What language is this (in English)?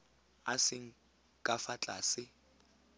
Tswana